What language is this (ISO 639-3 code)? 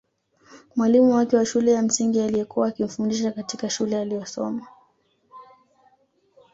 swa